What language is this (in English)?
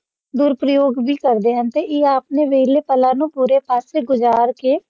Punjabi